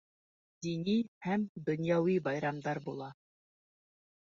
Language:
Bashkir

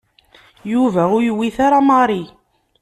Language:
Kabyle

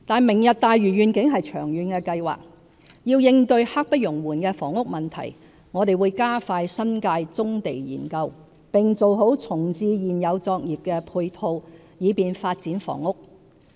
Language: Cantonese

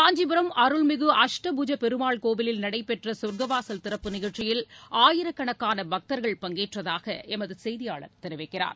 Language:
Tamil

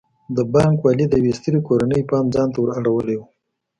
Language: Pashto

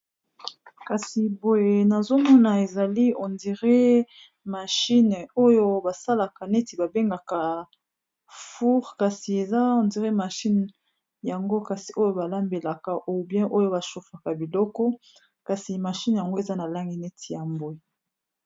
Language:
Lingala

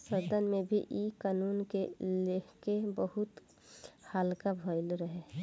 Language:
Bhojpuri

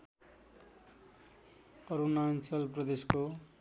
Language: Nepali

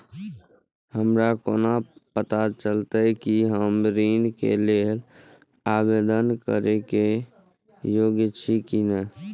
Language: Maithili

